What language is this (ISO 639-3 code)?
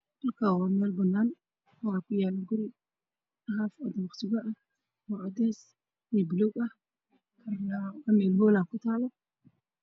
som